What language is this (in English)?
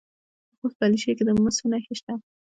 Pashto